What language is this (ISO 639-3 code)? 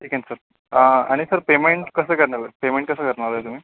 mar